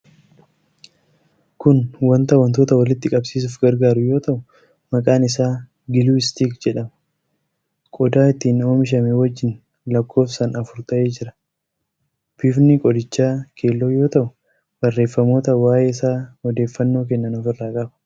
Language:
Oromo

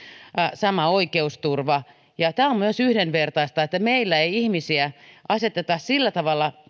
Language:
Finnish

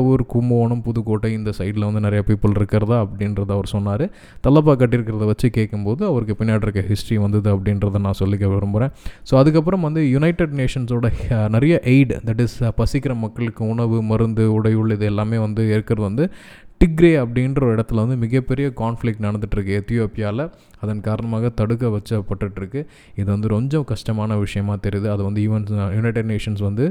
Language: Tamil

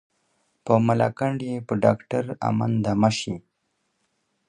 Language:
Pashto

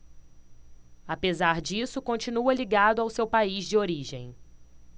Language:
Portuguese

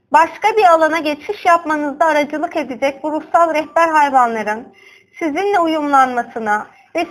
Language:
Turkish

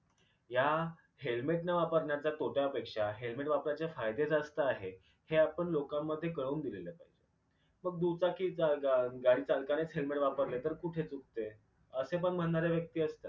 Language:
Marathi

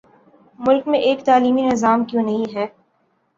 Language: Urdu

